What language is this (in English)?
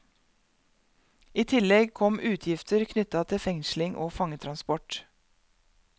Norwegian